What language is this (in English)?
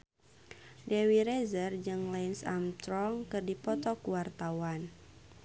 Sundanese